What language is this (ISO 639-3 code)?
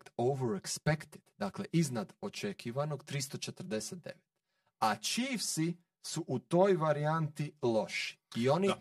hrv